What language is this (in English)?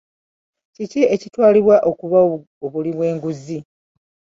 Ganda